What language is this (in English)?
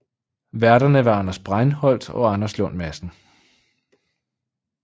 Danish